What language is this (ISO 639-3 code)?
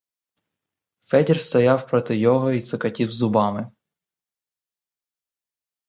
ukr